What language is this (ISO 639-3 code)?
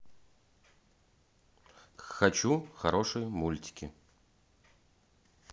rus